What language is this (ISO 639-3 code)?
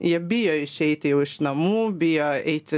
lit